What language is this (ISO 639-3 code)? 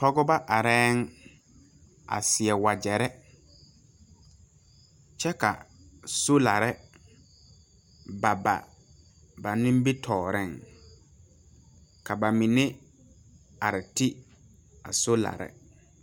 dga